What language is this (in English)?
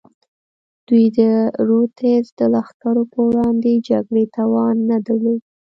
Pashto